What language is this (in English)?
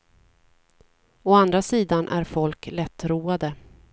Swedish